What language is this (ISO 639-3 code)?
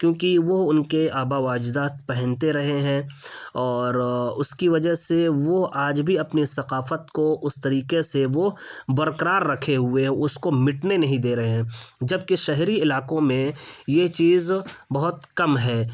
urd